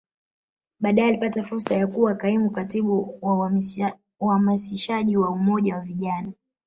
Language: Swahili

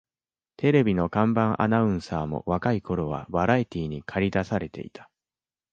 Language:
Japanese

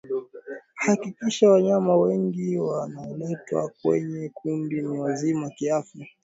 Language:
Swahili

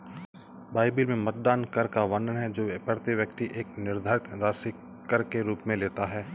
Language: Hindi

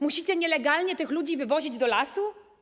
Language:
Polish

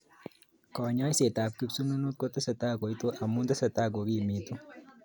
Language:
Kalenjin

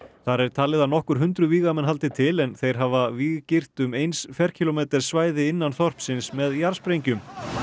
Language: Icelandic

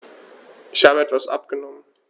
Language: German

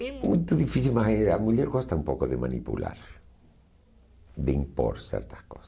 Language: Portuguese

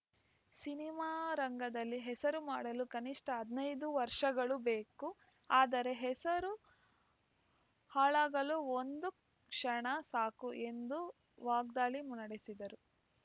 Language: Kannada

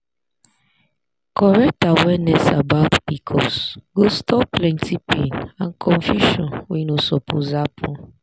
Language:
Nigerian Pidgin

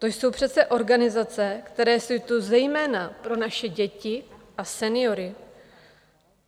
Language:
Czech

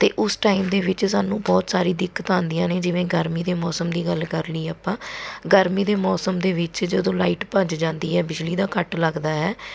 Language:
Punjabi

